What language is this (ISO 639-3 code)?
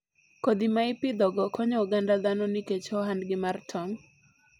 luo